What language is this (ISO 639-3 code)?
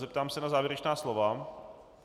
ces